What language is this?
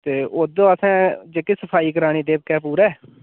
Dogri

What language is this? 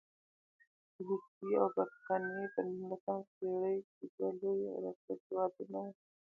Pashto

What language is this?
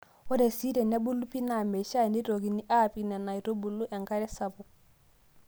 Masai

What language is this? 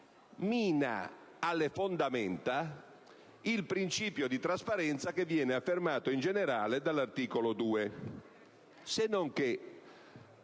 Italian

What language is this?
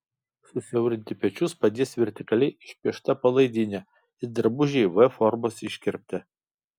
Lithuanian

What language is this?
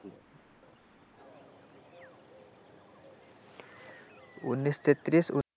Bangla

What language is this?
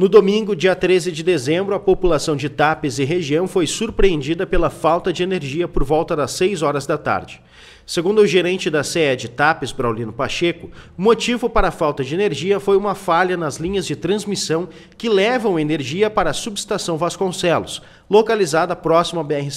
Portuguese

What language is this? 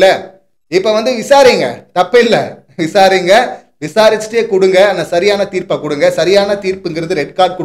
Turkish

